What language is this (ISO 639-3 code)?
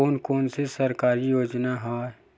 hne